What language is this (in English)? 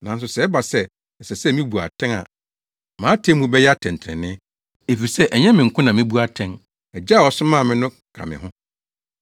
Akan